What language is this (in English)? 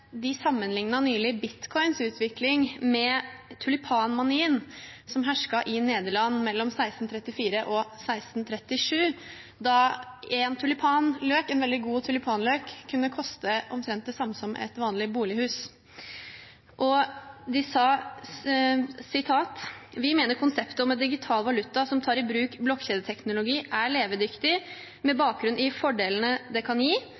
Norwegian Bokmål